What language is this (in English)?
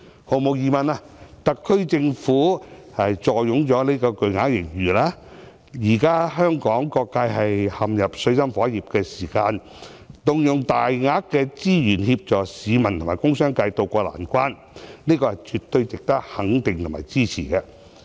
Cantonese